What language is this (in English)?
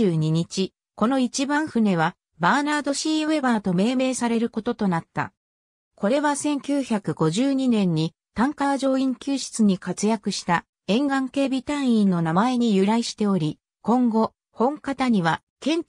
Japanese